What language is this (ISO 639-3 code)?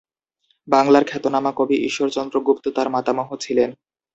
ben